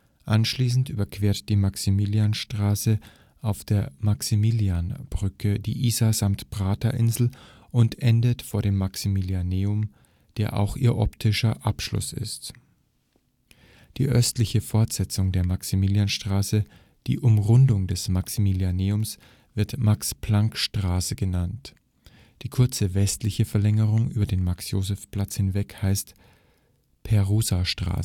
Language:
German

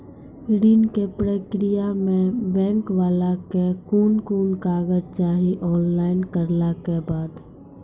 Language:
Maithili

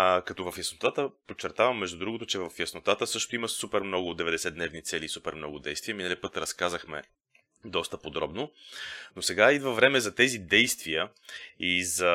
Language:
Bulgarian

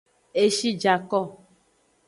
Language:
Aja (Benin)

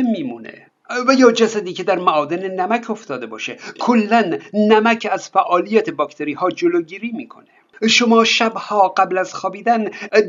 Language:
Persian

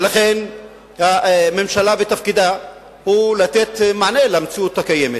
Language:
Hebrew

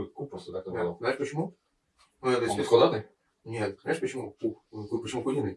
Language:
Russian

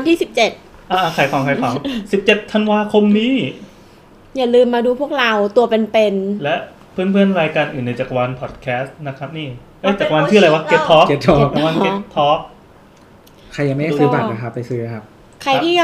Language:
Thai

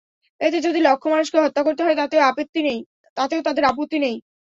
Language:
Bangla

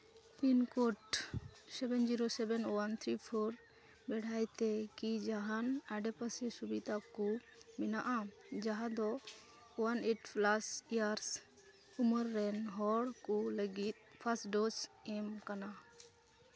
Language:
Santali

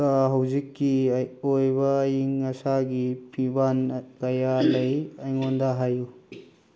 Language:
Manipuri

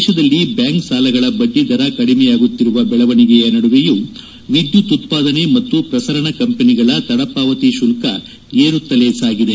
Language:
Kannada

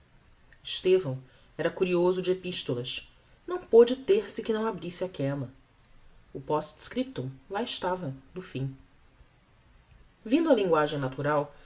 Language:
Portuguese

